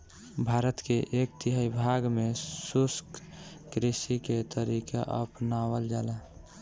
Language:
Bhojpuri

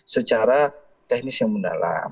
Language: Indonesian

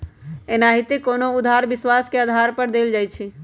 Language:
Magahi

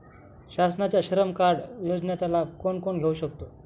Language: Marathi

